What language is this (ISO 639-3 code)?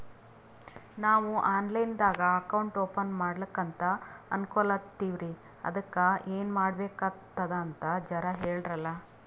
kan